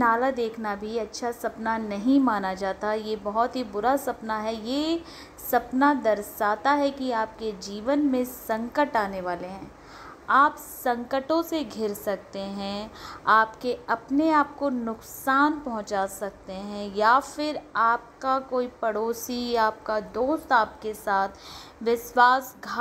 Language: Hindi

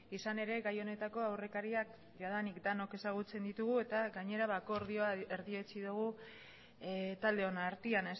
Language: Basque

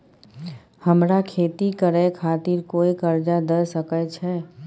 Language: Maithili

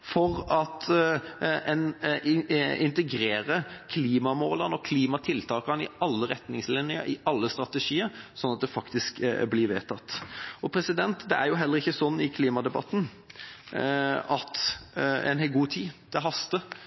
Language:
Norwegian Bokmål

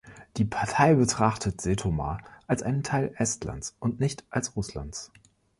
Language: German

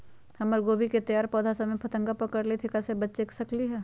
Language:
Magahi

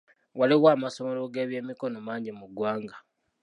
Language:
Ganda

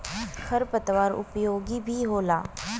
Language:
Bhojpuri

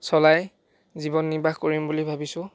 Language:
Assamese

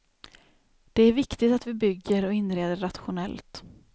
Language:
Swedish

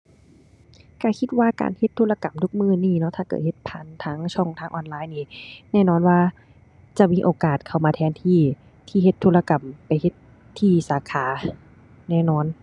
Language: Thai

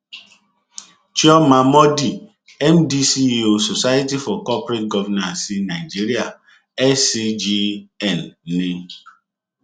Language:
Yoruba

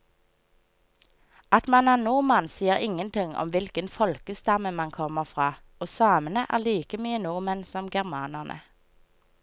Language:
Norwegian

